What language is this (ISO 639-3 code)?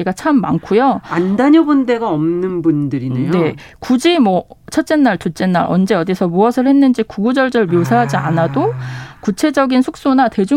kor